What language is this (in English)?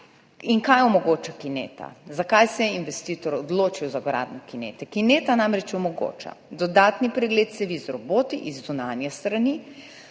Slovenian